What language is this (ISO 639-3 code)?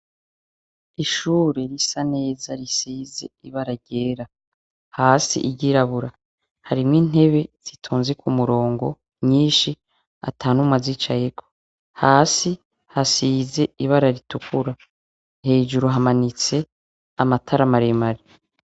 run